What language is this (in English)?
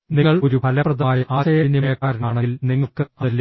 Malayalam